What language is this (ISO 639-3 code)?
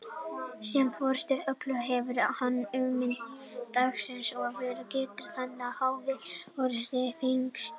isl